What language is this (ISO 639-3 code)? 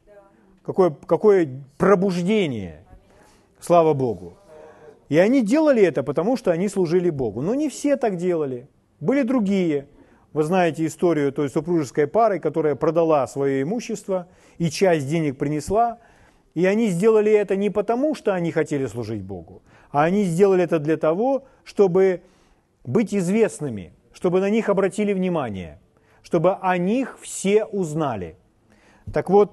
rus